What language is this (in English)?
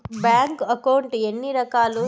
Telugu